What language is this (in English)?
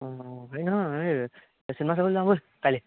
Assamese